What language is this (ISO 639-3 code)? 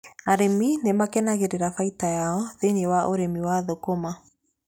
kik